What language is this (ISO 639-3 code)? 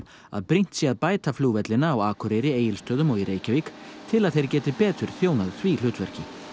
isl